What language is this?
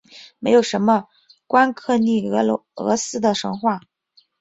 Chinese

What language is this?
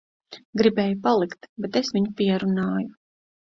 Latvian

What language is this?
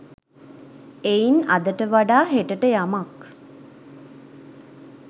Sinhala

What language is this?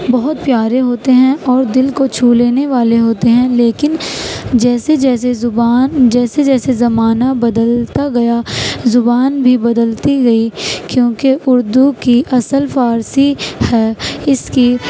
Urdu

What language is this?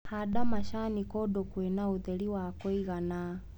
Kikuyu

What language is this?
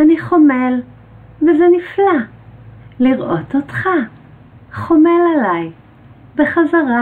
Hebrew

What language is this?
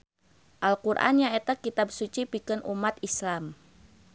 Sundanese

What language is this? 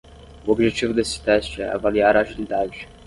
Portuguese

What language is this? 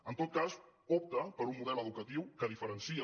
Catalan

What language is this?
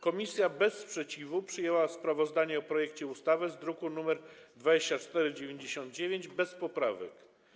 Polish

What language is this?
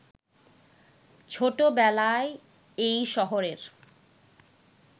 Bangla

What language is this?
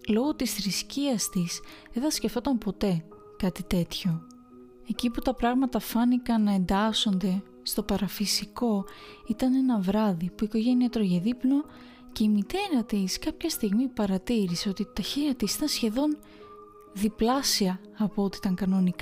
Greek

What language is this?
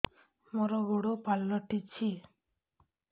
Odia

